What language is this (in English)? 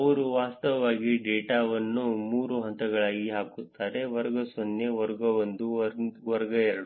Kannada